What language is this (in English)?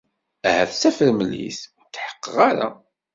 Kabyle